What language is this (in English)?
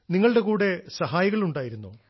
Malayalam